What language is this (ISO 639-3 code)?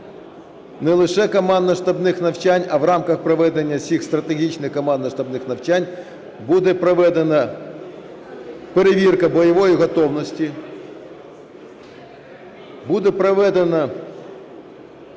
ukr